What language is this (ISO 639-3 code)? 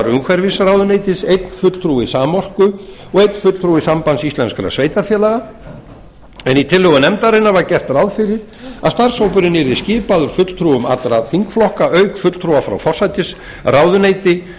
isl